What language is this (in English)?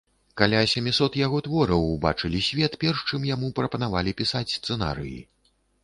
Belarusian